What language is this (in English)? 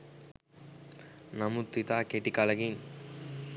Sinhala